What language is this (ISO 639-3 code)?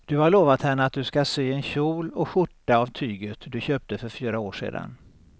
swe